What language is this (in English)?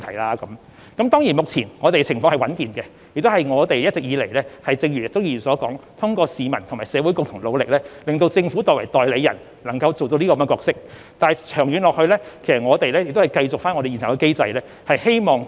Cantonese